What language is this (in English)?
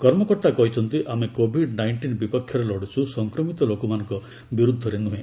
Odia